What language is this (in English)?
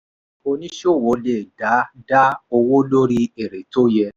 Yoruba